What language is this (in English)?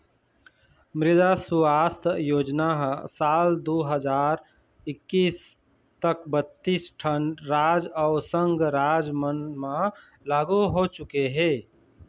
Chhattisgarhi